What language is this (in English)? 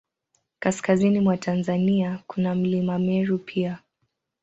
Swahili